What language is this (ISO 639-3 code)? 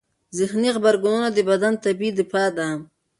pus